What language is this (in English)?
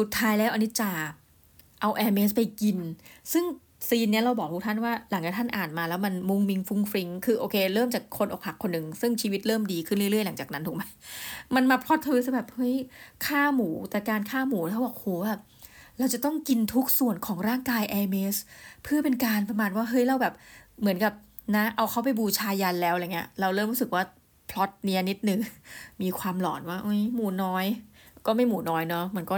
Thai